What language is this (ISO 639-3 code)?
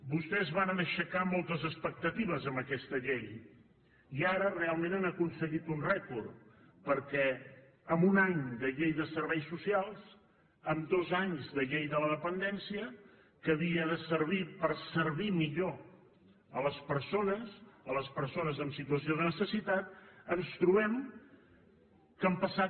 cat